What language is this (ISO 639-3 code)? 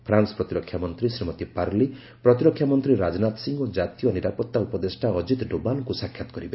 ori